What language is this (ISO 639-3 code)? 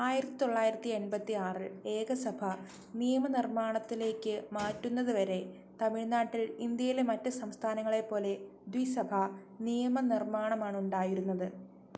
mal